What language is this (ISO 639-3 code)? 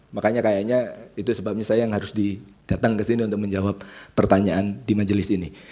ind